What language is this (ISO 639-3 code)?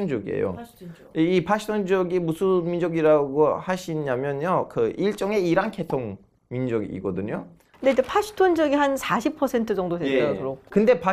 kor